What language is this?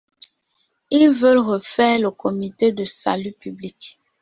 French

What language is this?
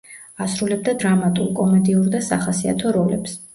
Georgian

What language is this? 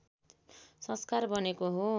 Nepali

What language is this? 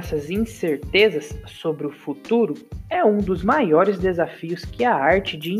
Portuguese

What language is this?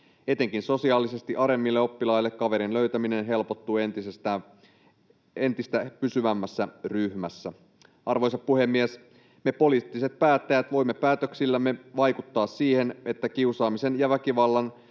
Finnish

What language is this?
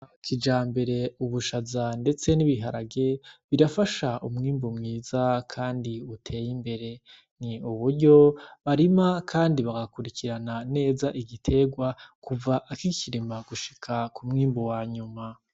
Rundi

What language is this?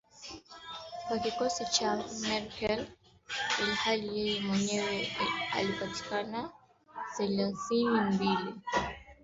Swahili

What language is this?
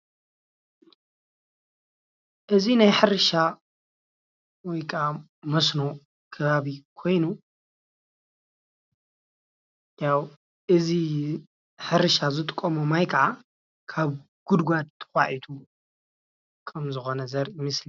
Tigrinya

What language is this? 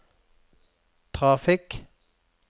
Norwegian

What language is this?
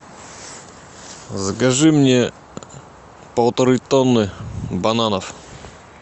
Russian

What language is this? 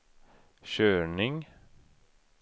Swedish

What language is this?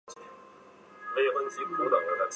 Chinese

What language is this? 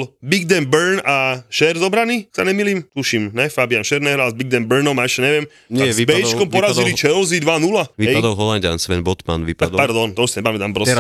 Slovak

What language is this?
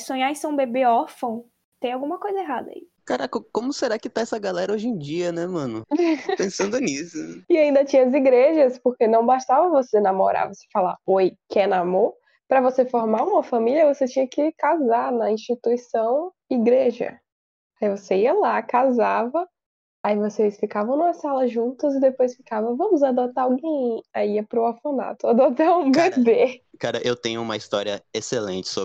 Portuguese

